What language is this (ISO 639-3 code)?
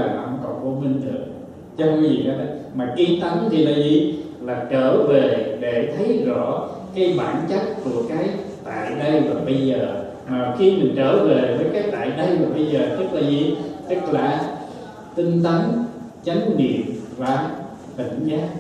vie